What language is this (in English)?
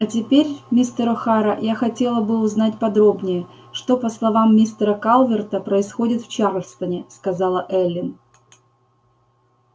Russian